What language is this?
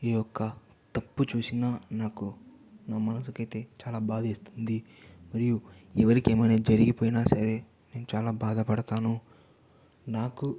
Telugu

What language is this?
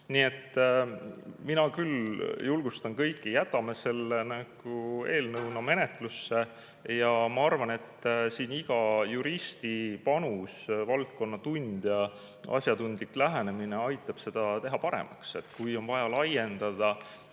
Estonian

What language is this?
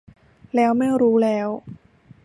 Thai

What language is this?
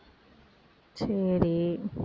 Tamil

